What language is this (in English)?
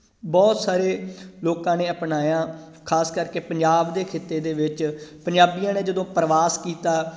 Punjabi